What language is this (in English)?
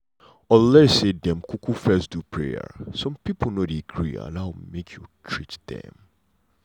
Nigerian Pidgin